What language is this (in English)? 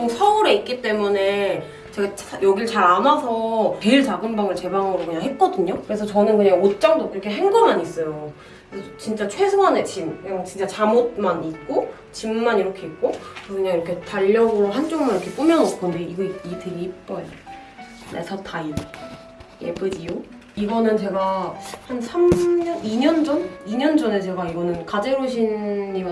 Korean